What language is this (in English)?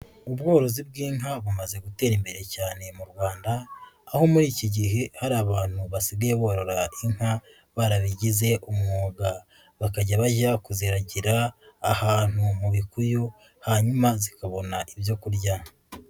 Kinyarwanda